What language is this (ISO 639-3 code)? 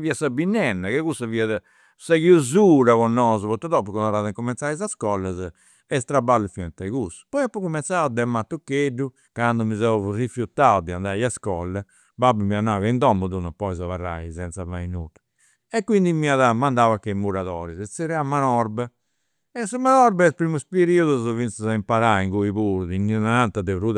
sro